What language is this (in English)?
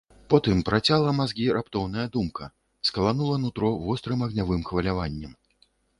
Belarusian